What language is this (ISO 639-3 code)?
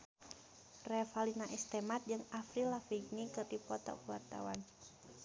sun